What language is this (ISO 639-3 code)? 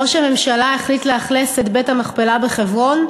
heb